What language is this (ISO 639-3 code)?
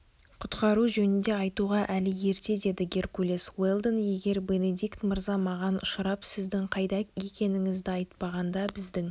kaz